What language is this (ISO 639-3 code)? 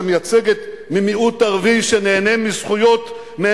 heb